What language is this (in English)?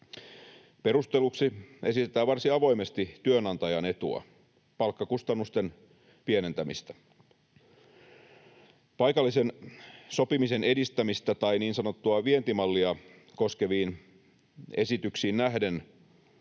Finnish